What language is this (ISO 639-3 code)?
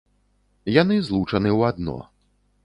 bel